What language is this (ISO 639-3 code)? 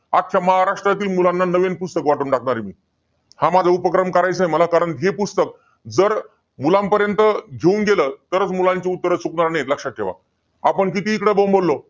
mar